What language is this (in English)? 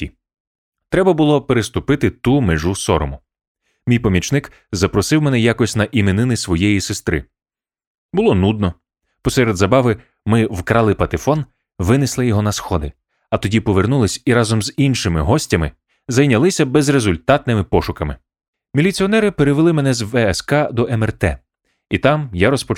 Ukrainian